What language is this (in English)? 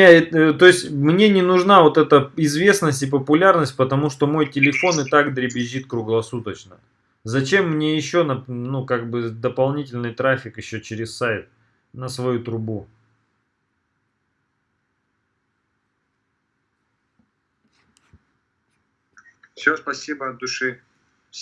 Russian